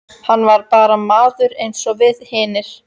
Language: Icelandic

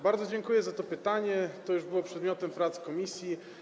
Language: Polish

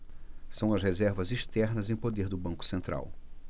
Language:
Portuguese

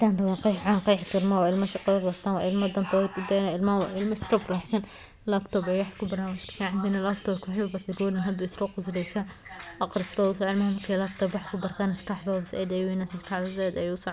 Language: Somali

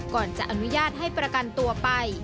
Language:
Thai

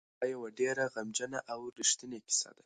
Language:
Pashto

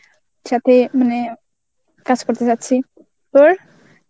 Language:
Bangla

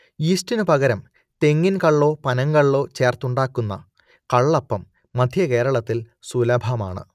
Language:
Malayalam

